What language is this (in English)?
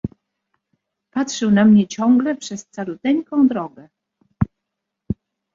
Polish